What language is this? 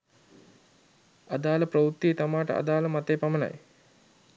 Sinhala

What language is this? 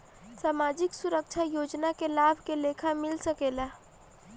Bhojpuri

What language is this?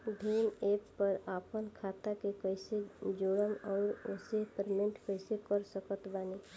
Bhojpuri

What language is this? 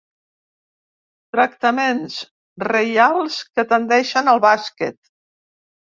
Catalan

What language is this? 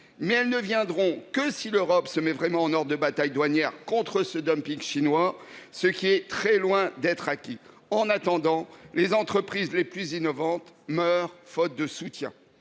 French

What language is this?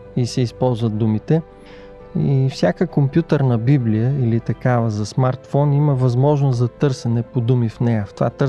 Bulgarian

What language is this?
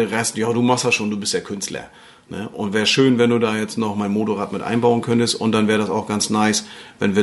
German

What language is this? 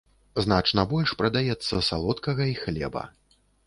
Belarusian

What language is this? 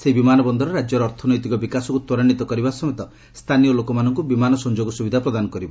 Odia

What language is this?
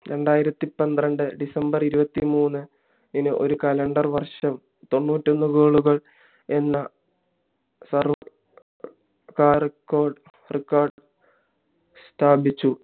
Malayalam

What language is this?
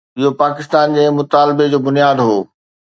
Sindhi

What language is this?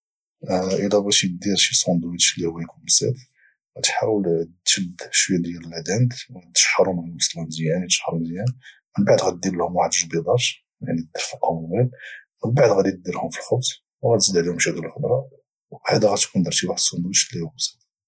Moroccan Arabic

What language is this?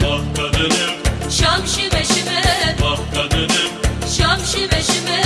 Turkish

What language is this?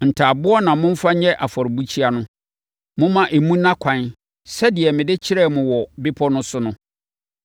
Akan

